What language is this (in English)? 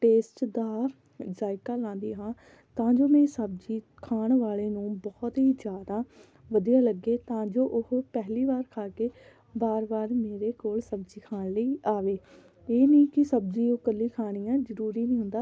Punjabi